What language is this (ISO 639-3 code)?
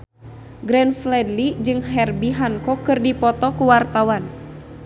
sun